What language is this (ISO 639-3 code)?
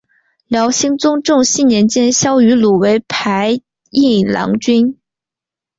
zho